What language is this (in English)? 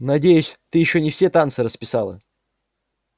Russian